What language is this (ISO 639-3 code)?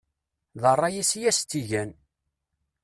kab